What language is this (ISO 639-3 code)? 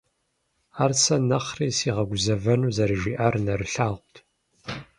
kbd